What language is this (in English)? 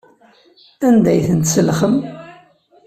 Kabyle